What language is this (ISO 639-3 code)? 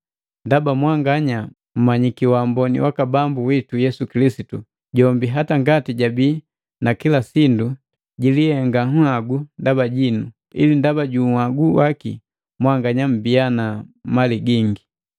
mgv